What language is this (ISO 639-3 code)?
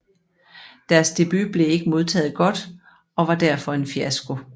dan